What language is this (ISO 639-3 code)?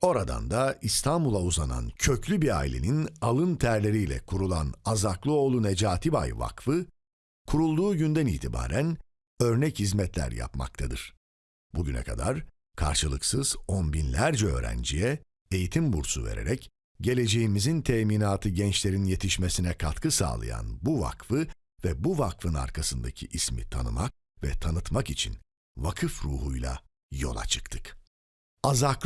tur